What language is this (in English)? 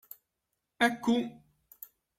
Maltese